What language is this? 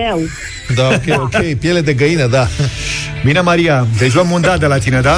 Romanian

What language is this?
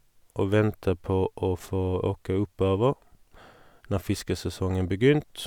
Norwegian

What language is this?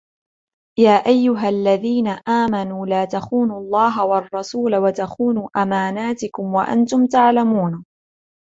Arabic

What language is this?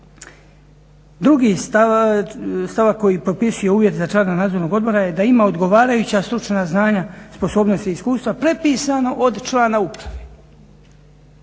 Croatian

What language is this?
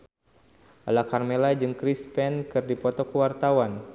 Sundanese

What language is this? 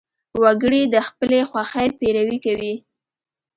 Pashto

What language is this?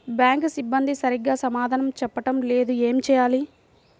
Telugu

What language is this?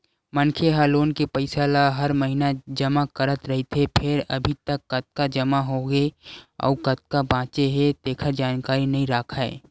Chhattisgarhi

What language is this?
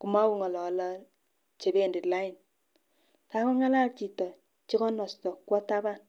Kalenjin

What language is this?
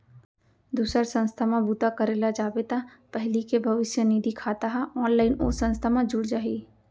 Chhattisgarhi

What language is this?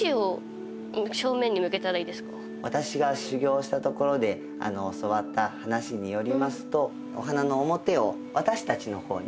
Japanese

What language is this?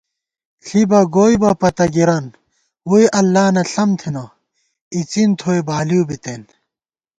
Gawar-Bati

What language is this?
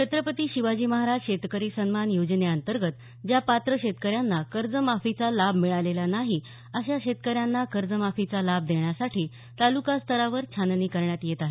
Marathi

